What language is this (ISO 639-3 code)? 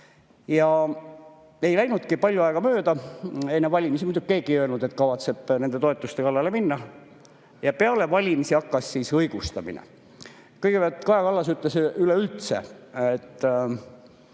est